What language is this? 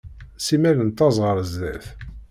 Kabyle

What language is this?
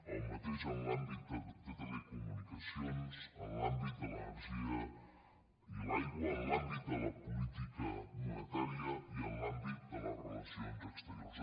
Catalan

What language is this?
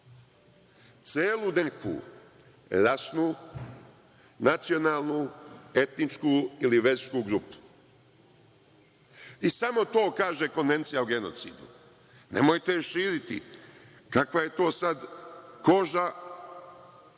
Serbian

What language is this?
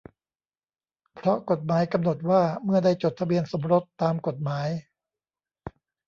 Thai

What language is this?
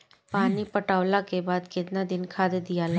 Bhojpuri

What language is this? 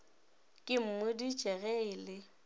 Northern Sotho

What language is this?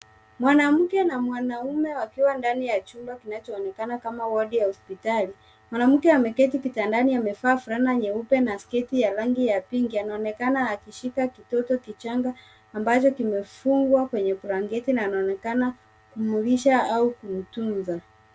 Swahili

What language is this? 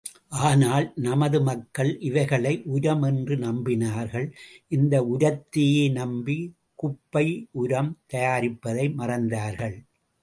Tamil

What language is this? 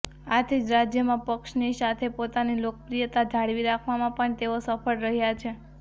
Gujarati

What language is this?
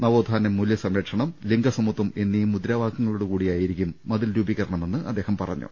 Malayalam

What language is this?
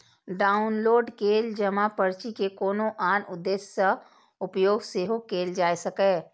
Maithili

